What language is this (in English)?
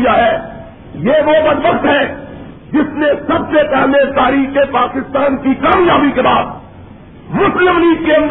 Urdu